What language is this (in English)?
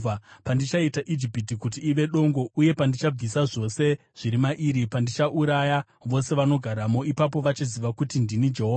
Shona